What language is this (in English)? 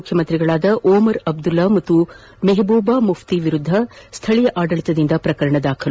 Kannada